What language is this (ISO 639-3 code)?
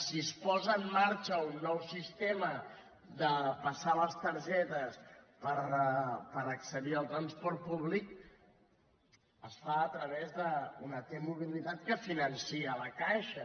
cat